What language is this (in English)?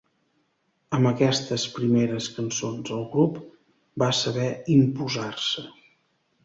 Catalan